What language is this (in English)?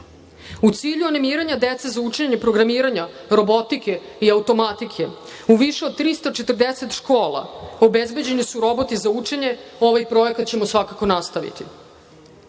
Serbian